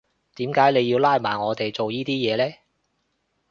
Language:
Cantonese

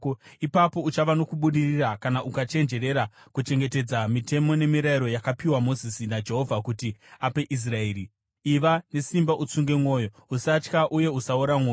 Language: Shona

